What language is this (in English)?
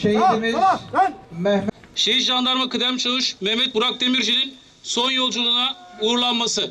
Turkish